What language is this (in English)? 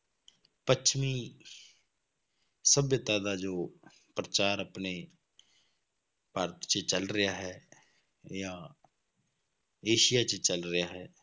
Punjabi